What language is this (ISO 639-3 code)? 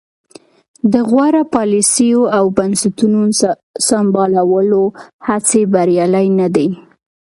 pus